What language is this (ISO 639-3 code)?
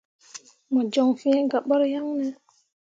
mua